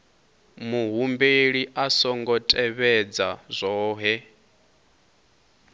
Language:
Venda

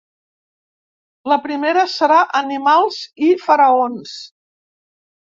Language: Catalan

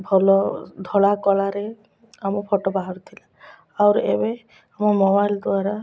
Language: Odia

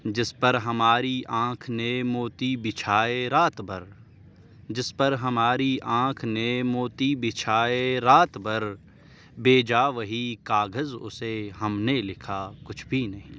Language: Urdu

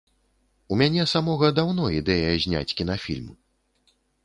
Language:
Belarusian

